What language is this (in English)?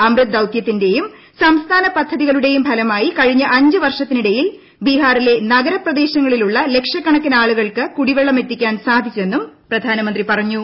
Malayalam